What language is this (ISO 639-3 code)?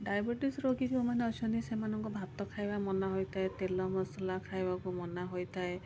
ori